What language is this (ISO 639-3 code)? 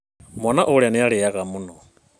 kik